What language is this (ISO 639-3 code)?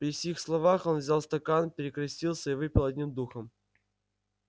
rus